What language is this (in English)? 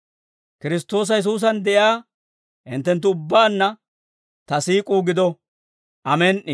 Dawro